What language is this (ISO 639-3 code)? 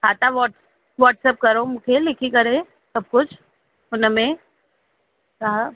snd